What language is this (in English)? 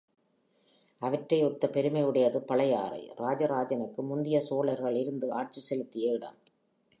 Tamil